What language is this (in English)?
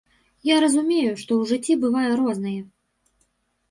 Belarusian